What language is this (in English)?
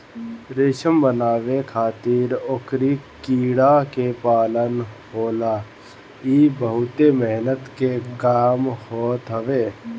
Bhojpuri